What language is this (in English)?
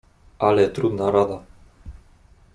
Polish